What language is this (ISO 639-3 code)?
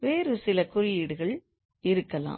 tam